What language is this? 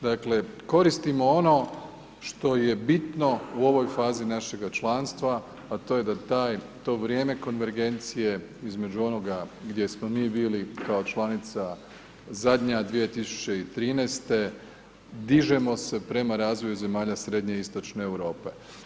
Croatian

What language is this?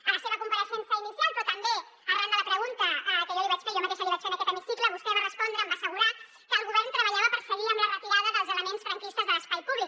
Catalan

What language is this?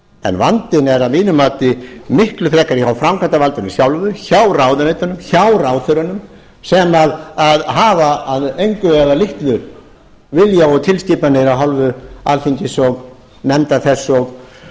Icelandic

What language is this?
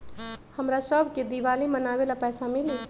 Magahi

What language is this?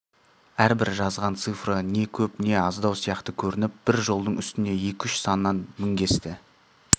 Kazakh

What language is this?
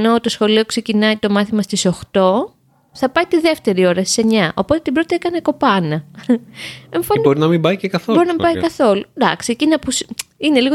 Greek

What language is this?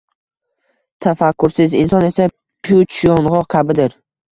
Uzbek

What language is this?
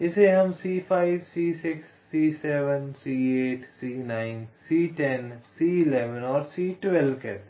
Hindi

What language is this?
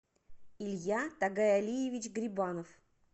Russian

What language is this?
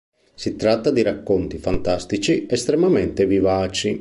Italian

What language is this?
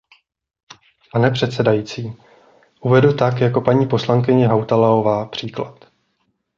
Czech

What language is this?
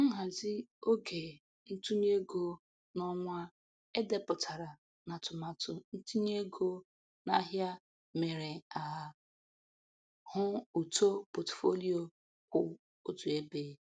Igbo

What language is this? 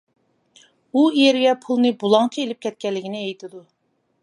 Uyghur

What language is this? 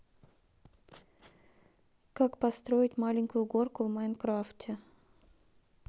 Russian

